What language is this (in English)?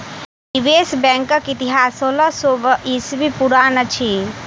Maithili